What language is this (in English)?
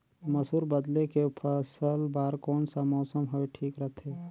Chhattisgarhi